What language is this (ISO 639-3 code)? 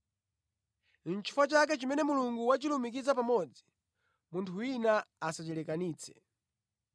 nya